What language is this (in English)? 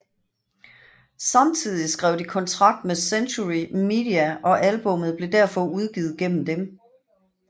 Danish